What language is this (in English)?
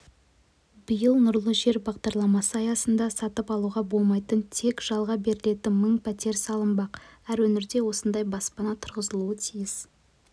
Kazakh